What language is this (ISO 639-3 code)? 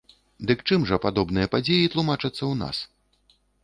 bel